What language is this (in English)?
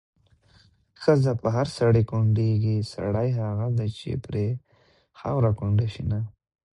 Pashto